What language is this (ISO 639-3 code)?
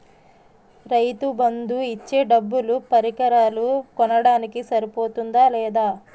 tel